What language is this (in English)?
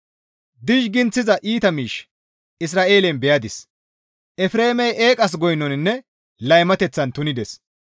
Gamo